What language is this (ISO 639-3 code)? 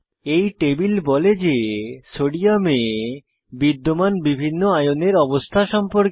ben